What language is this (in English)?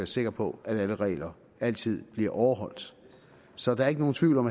Danish